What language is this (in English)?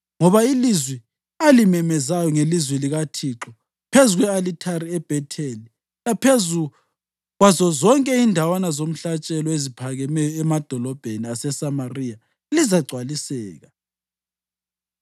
North Ndebele